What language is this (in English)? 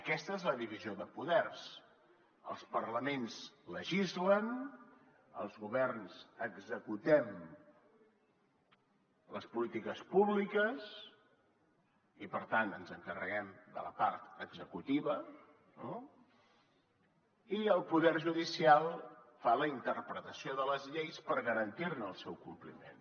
Catalan